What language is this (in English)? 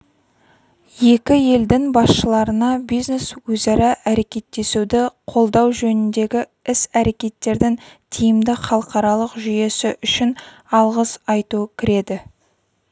Kazakh